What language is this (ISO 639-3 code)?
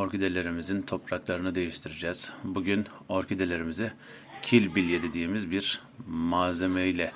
tur